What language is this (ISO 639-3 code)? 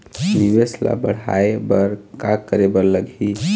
hne